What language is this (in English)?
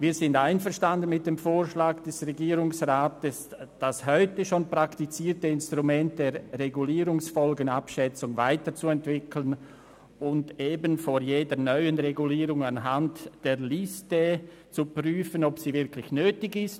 Swiss German